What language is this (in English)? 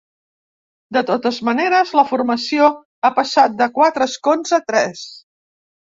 Catalan